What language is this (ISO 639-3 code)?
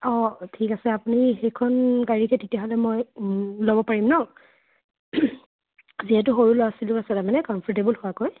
asm